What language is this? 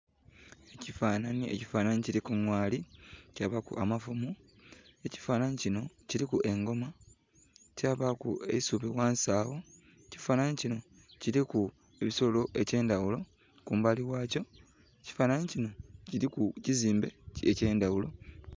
Soga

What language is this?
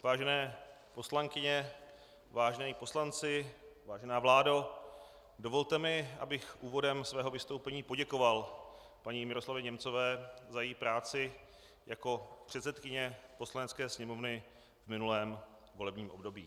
Czech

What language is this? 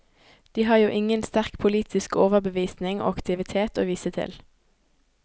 Norwegian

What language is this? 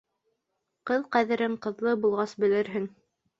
Bashkir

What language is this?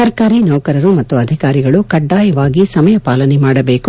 Kannada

